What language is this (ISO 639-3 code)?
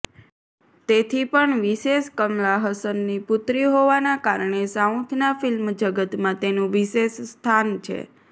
guj